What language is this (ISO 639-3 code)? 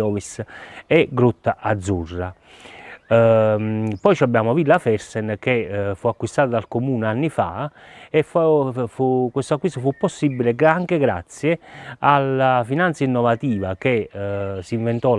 ita